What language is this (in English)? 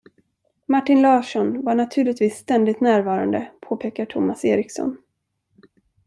Swedish